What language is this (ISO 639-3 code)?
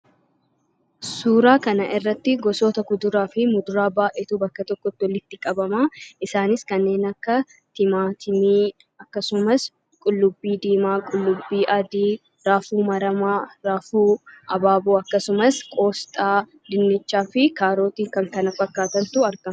orm